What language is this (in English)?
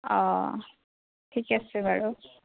Assamese